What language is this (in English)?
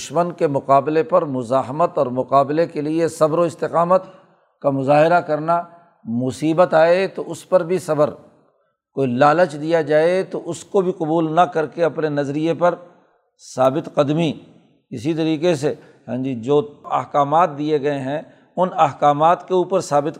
Urdu